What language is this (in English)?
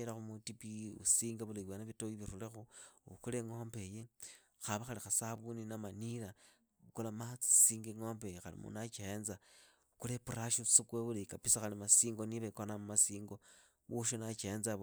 Idakho-Isukha-Tiriki